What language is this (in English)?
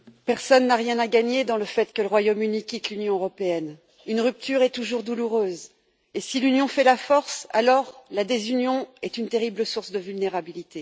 French